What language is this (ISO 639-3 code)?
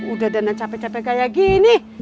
ind